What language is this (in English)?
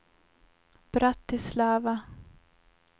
Swedish